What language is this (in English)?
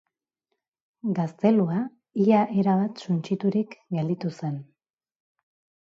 Basque